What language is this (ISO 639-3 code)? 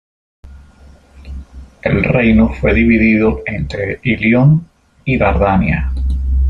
spa